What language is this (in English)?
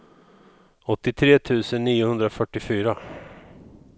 Swedish